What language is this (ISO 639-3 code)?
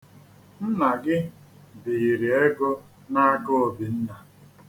ibo